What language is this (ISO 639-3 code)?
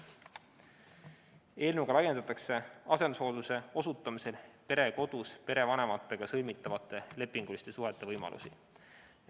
est